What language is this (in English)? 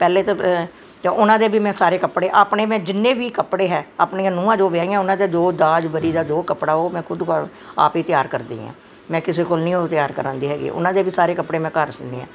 Punjabi